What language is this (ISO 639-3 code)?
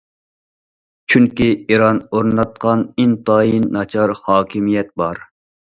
uig